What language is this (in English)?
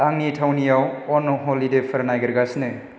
Bodo